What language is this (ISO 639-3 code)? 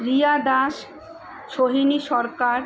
ben